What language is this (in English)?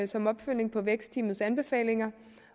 Danish